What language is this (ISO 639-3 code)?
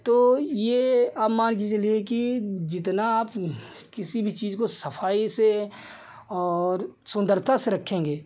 hin